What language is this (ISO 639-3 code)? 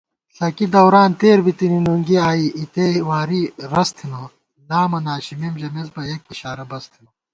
gwt